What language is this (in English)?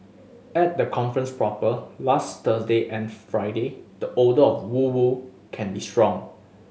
English